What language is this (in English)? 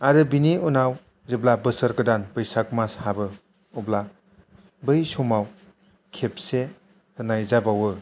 Bodo